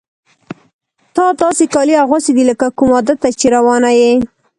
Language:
Pashto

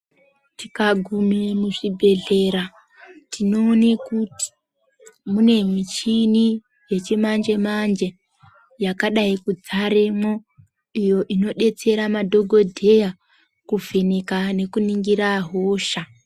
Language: Ndau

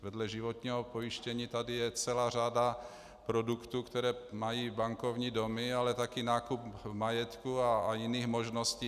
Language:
Czech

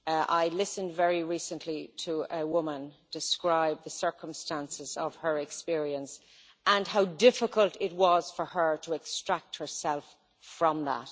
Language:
English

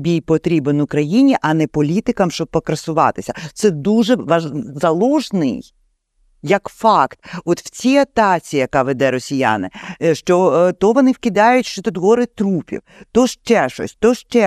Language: Ukrainian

